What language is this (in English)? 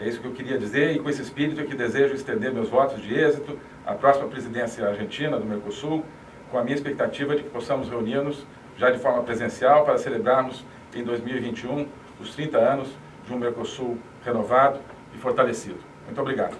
Portuguese